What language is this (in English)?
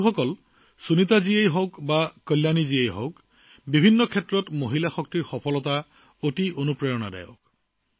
Assamese